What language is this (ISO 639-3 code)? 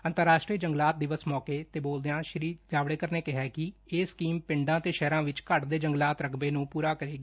pan